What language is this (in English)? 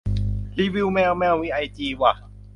Thai